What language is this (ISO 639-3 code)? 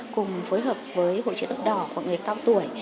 vie